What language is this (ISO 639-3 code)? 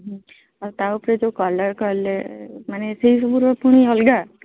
ori